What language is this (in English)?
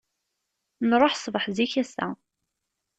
Kabyle